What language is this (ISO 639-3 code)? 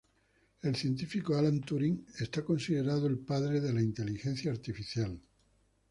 spa